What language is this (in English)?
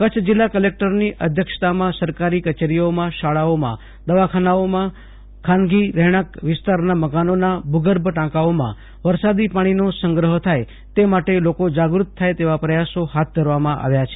Gujarati